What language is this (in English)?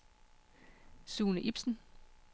Danish